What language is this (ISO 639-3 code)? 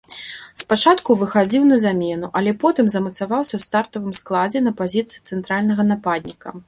bel